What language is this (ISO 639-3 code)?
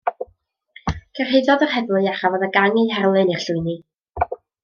cym